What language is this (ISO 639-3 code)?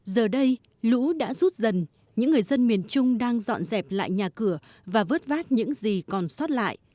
vie